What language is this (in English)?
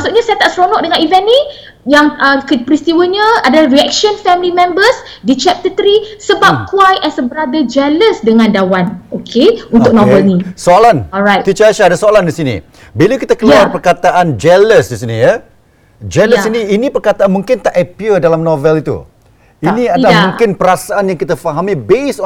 Malay